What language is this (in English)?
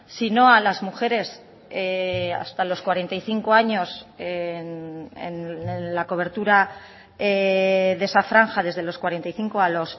Spanish